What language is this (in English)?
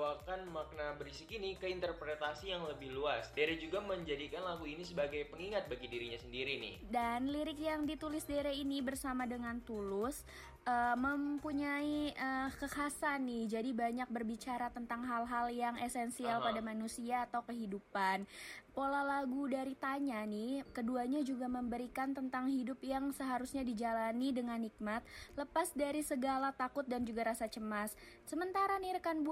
Indonesian